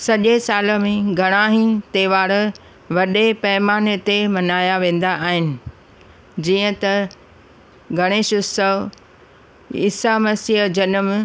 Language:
Sindhi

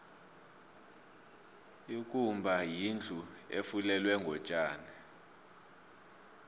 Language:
South Ndebele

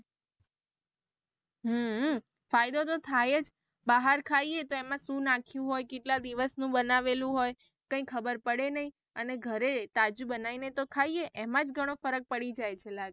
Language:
Gujarati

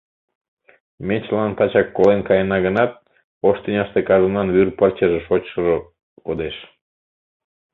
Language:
Mari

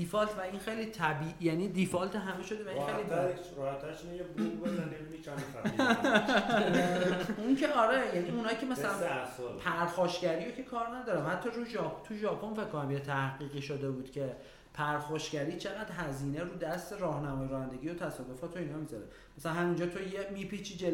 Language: Persian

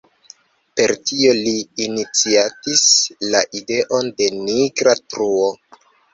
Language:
Esperanto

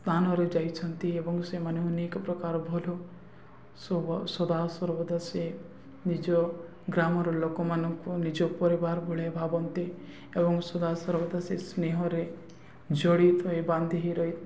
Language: Odia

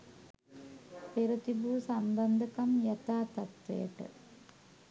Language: Sinhala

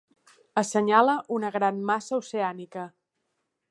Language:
Catalan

